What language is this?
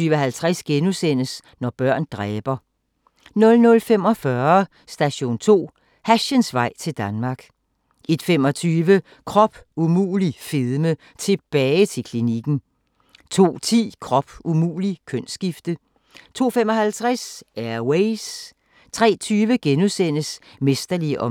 Danish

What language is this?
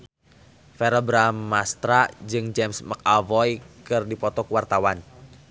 Sundanese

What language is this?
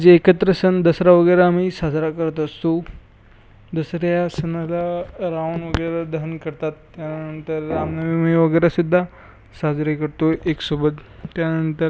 Marathi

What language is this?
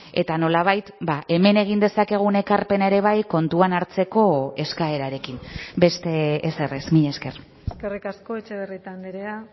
Basque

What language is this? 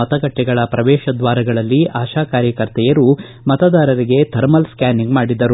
Kannada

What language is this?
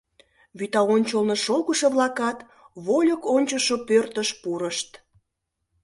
Mari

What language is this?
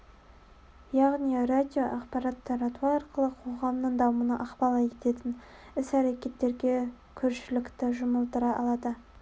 Kazakh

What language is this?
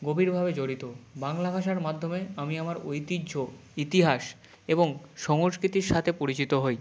Bangla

